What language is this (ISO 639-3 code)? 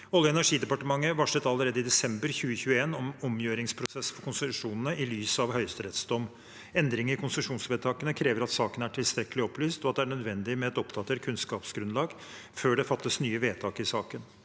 nor